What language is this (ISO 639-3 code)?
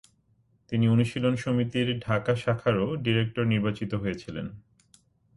ben